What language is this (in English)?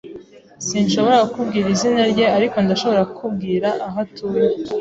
Kinyarwanda